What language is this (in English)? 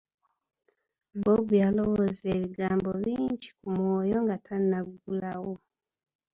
Ganda